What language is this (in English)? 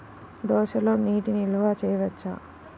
Telugu